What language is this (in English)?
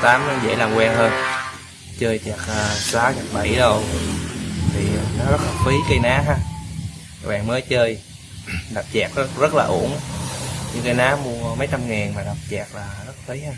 Vietnamese